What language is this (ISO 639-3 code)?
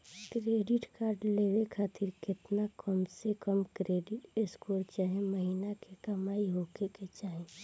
bho